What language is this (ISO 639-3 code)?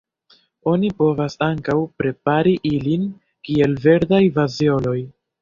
epo